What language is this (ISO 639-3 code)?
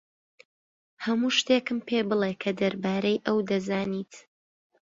ckb